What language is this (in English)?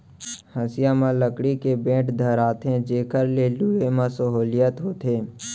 Chhattisgarhi